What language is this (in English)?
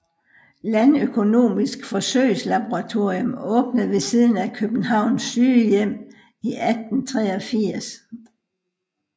Danish